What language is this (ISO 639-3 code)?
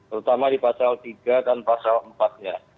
ind